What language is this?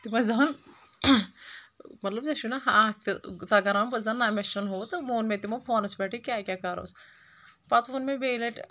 Kashmiri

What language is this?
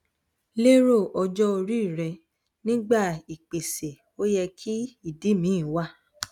Yoruba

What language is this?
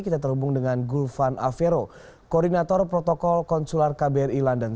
Indonesian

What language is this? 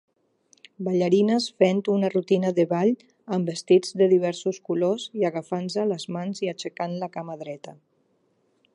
Catalan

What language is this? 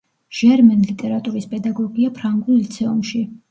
Georgian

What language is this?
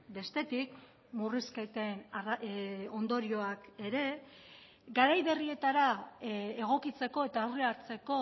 Basque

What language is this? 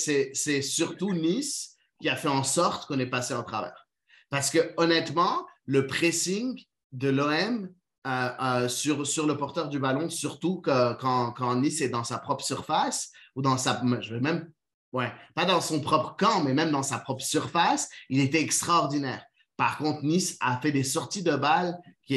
French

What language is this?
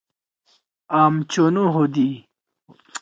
Torwali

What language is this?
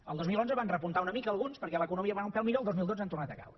Catalan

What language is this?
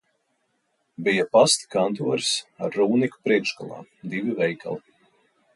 Latvian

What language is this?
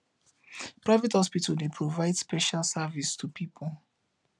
Nigerian Pidgin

